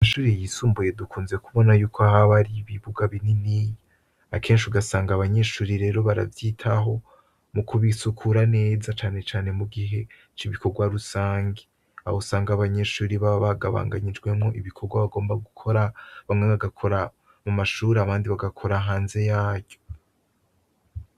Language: Rundi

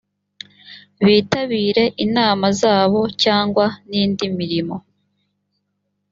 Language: Kinyarwanda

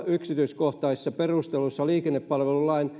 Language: Finnish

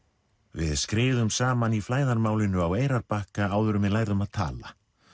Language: Icelandic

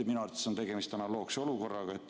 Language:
Estonian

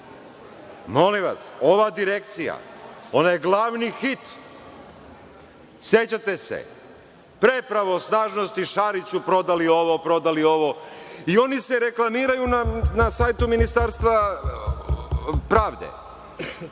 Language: Serbian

